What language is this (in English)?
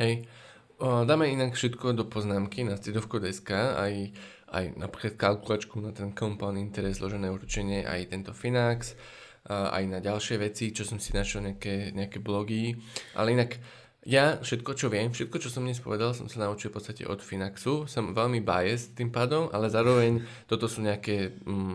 Slovak